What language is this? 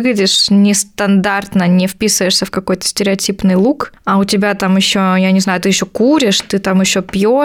Russian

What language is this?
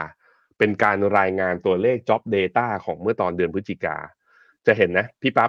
Thai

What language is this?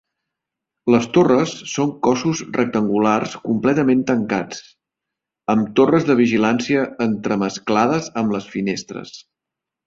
Catalan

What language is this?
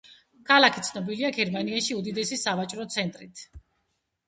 Georgian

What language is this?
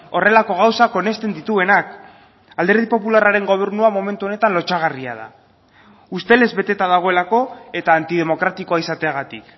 Basque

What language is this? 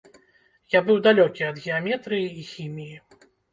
Belarusian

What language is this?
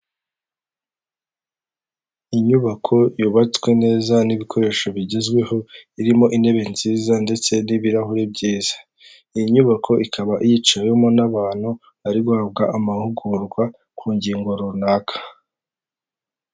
Kinyarwanda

